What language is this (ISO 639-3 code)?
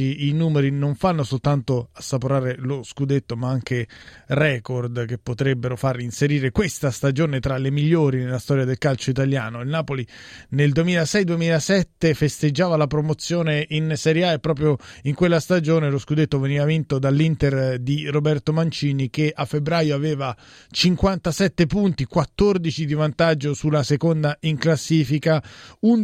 ita